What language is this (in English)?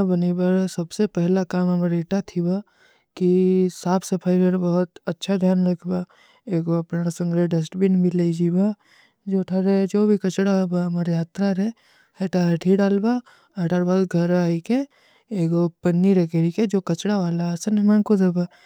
Kui (India)